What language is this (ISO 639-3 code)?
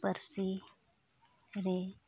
sat